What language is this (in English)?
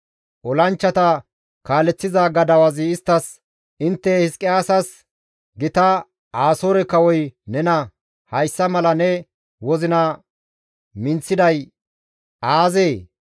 Gamo